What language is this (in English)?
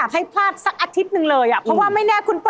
Thai